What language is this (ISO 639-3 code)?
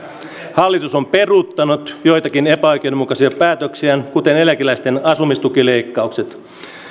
fin